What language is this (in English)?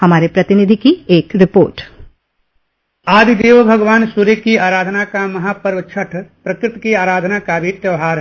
Hindi